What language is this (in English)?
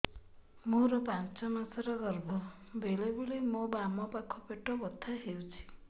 Odia